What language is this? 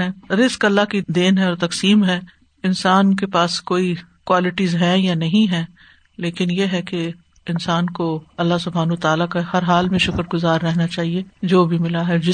Urdu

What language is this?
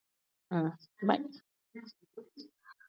Tamil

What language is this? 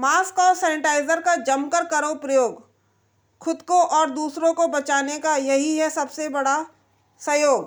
Hindi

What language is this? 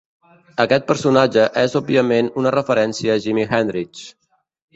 Catalan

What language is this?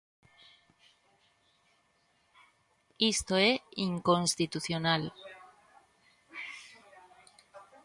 Galician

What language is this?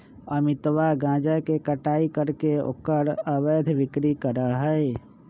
Magahi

